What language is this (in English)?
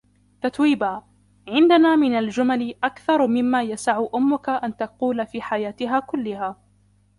Arabic